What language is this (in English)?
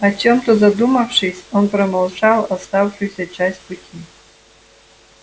Russian